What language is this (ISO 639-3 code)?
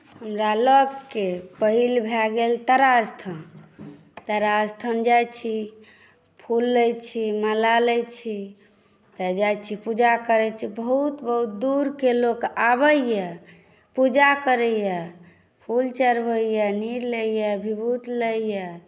mai